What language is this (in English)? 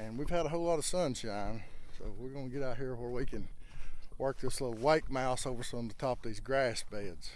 English